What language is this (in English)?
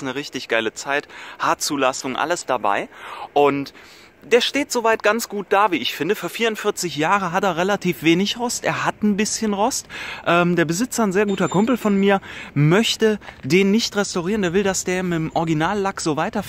German